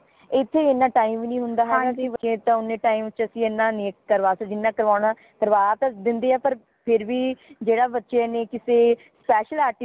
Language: Punjabi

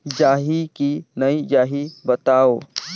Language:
Chhattisgarhi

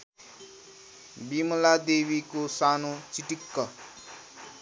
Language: Nepali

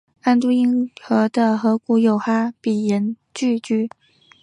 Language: Chinese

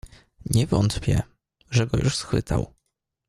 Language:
Polish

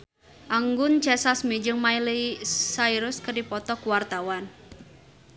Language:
Sundanese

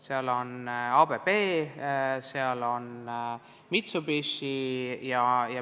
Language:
Estonian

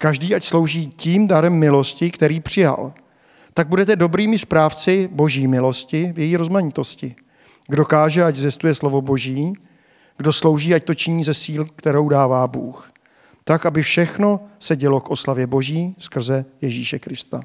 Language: Czech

